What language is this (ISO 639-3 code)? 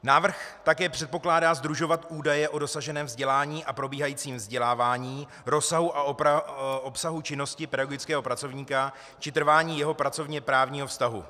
ces